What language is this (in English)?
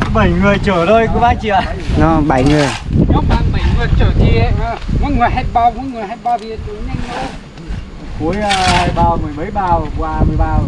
Vietnamese